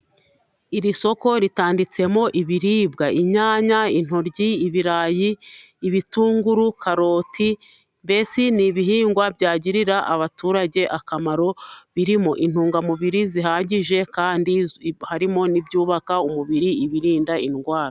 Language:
Kinyarwanda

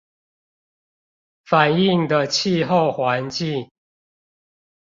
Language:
Chinese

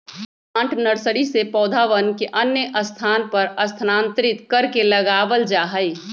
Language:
Magahi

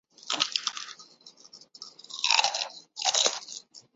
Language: Urdu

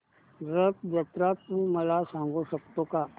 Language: Marathi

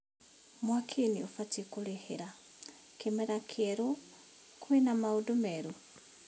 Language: Kikuyu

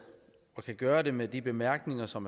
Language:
Danish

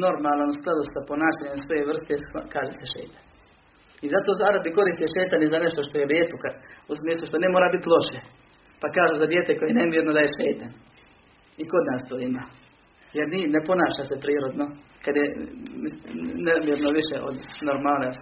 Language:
Croatian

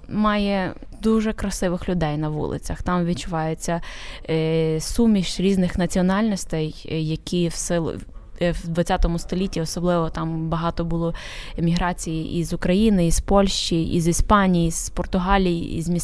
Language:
Ukrainian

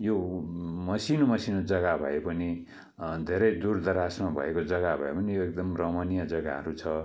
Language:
Nepali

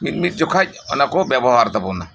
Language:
Santali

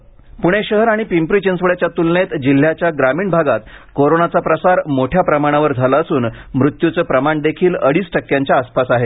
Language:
Marathi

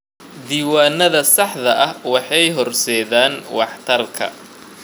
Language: Somali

